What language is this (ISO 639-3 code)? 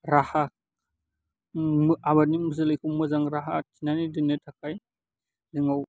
brx